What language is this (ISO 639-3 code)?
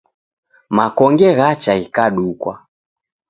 dav